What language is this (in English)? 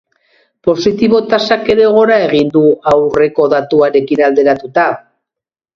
Basque